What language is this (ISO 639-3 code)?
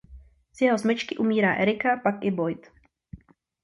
ces